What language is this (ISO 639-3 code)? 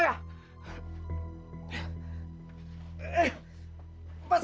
ind